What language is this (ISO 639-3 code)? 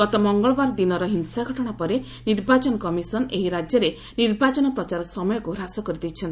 ori